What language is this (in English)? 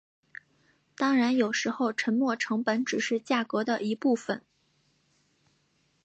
Chinese